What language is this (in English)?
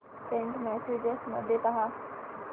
Marathi